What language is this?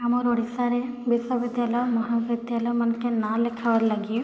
Odia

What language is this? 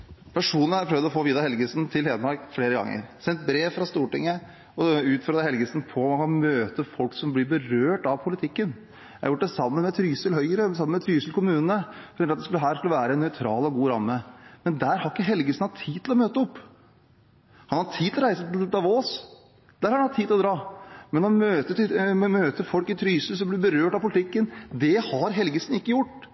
Norwegian Bokmål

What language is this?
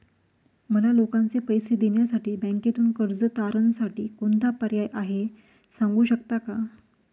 Marathi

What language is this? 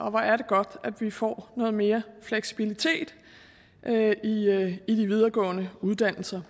Danish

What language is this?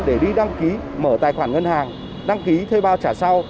Vietnamese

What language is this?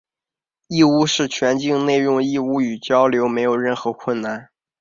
Chinese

